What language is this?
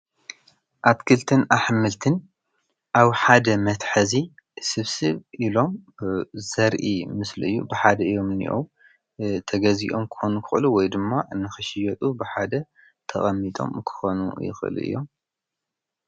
Tigrinya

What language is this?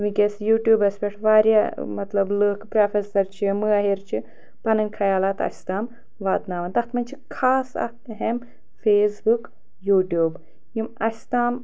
Kashmiri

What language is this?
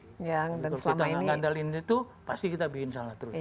Indonesian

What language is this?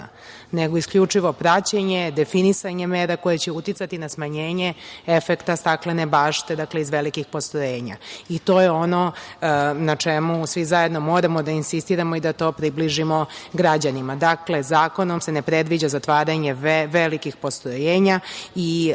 Serbian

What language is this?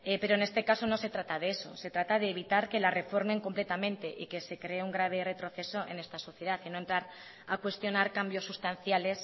Spanish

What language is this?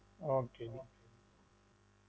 Punjabi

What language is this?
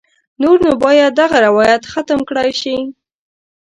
Pashto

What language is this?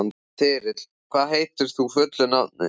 Icelandic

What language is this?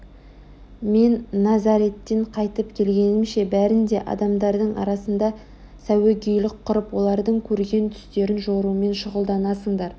Kazakh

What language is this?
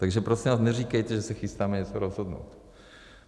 Czech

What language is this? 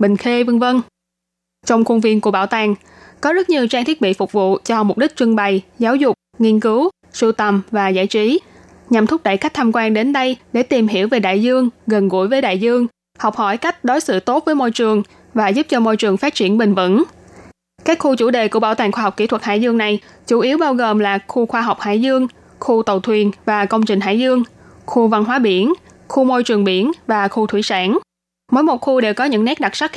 Vietnamese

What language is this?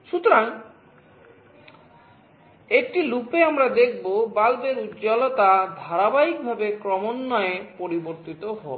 Bangla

